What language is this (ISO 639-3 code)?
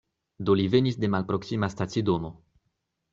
epo